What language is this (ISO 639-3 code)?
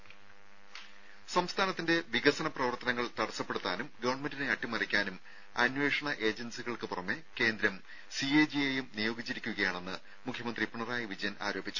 mal